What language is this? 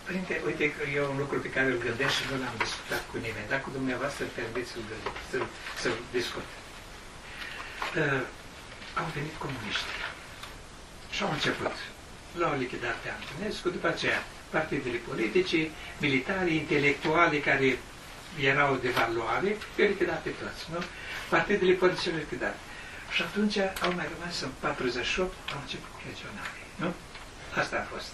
Romanian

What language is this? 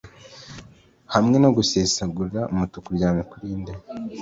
Kinyarwanda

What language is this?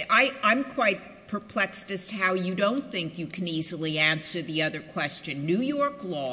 English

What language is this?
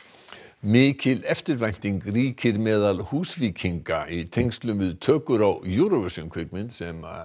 Icelandic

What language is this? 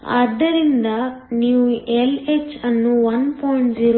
Kannada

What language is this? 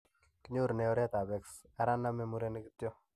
Kalenjin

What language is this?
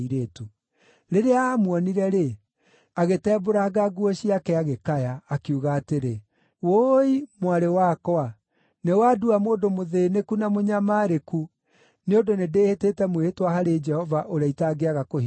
Kikuyu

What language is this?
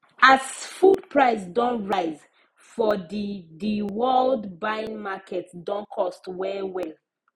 Nigerian Pidgin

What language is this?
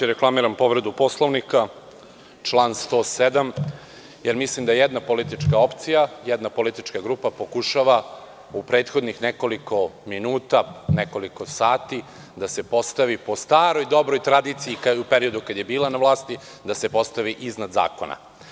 Serbian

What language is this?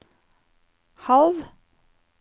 Norwegian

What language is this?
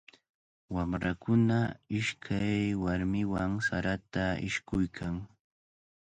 Cajatambo North Lima Quechua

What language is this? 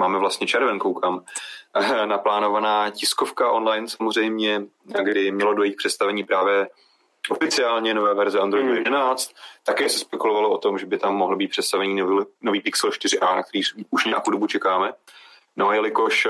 Czech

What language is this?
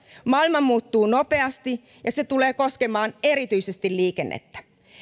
Finnish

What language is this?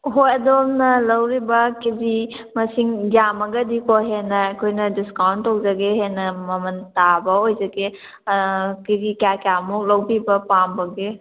Manipuri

